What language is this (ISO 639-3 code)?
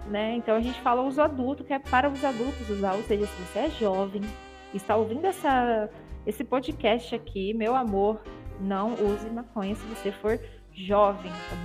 por